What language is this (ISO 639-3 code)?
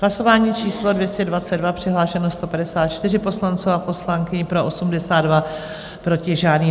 ces